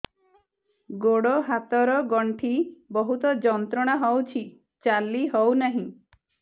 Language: Odia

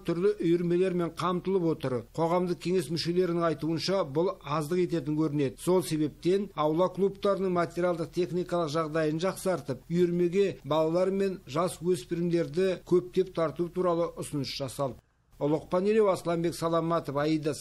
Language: Turkish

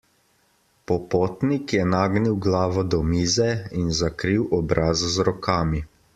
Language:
Slovenian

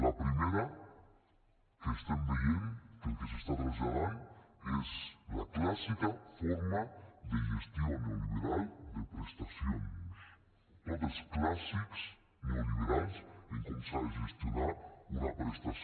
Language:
Catalan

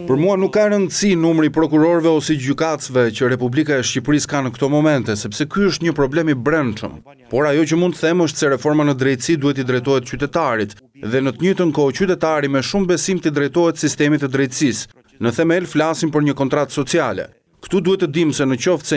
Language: Romanian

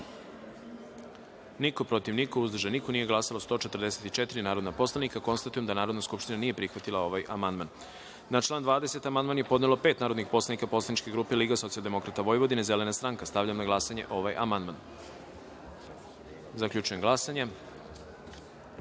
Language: Serbian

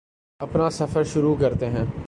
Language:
Urdu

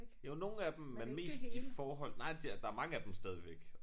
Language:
Danish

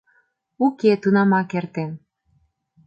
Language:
Mari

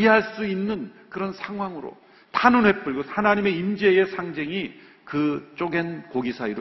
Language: Korean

